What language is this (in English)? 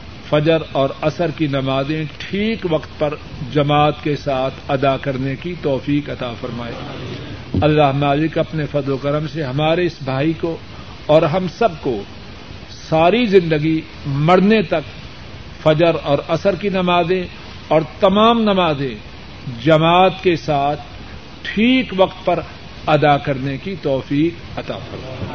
Urdu